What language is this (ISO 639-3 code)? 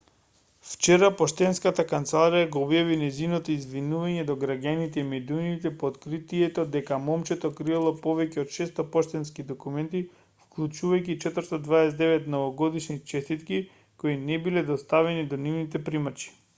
mkd